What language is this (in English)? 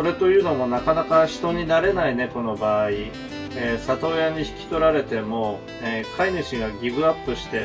Japanese